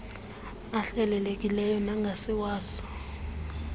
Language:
Xhosa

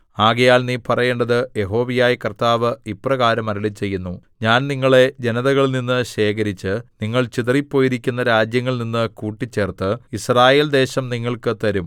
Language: Malayalam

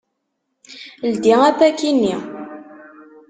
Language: Kabyle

